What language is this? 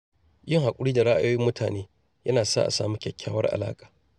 Hausa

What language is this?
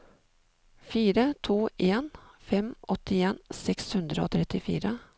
Norwegian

